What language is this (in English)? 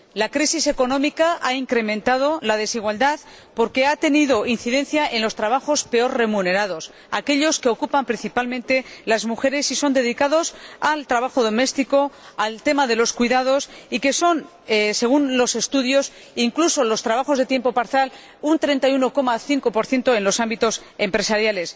Spanish